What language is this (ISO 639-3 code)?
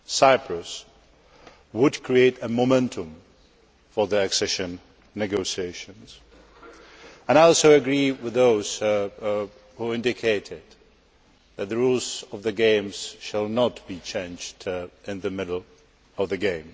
eng